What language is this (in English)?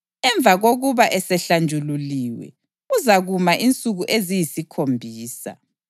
North Ndebele